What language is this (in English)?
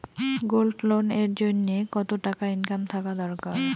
Bangla